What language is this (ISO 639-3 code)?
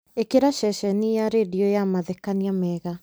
kik